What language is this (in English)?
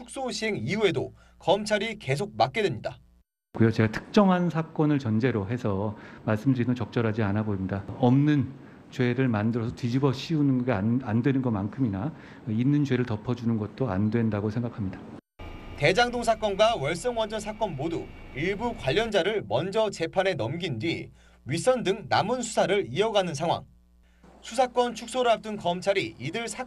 Korean